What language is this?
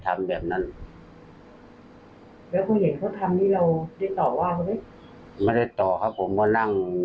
Thai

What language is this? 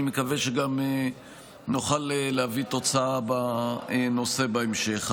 Hebrew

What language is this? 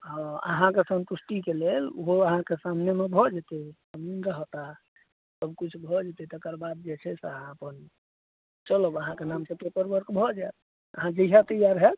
Maithili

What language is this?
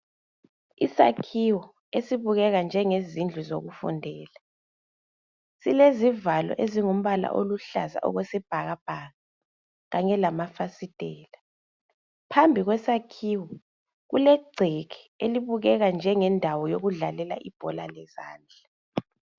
North Ndebele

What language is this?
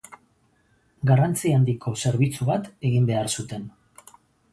Basque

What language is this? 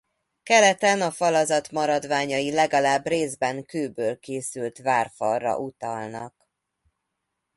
Hungarian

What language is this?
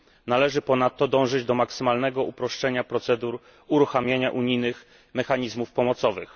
Polish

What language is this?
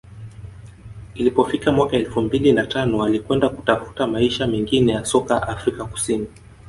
Swahili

